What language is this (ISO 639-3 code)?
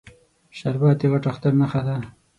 pus